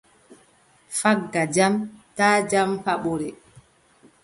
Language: Adamawa Fulfulde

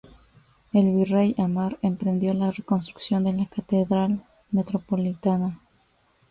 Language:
Spanish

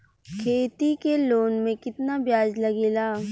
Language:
Bhojpuri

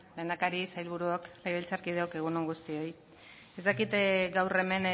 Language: Basque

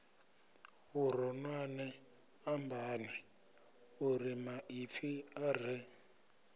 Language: Venda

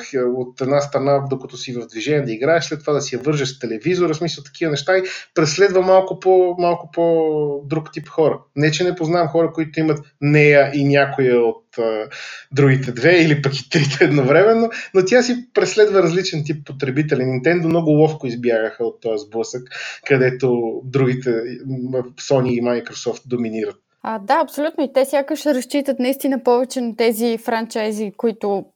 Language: Bulgarian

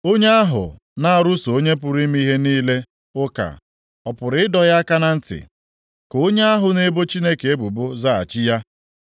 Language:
Igbo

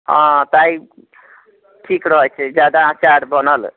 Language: Maithili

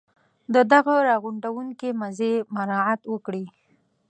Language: Pashto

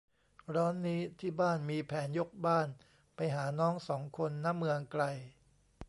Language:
Thai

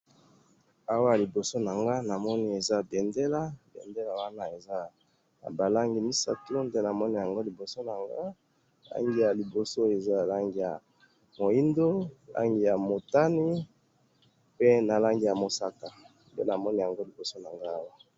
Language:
Lingala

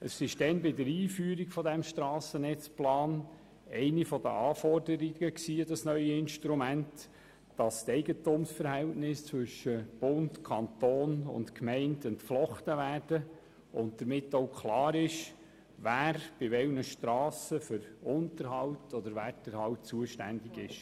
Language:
Swiss German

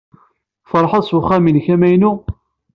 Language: Kabyle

